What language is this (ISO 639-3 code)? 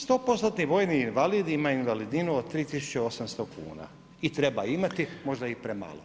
hrv